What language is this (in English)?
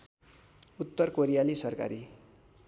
Nepali